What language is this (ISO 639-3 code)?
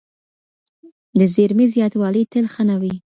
pus